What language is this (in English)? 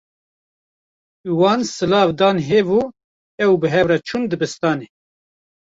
Kurdish